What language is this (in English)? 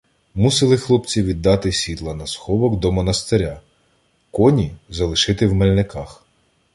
Ukrainian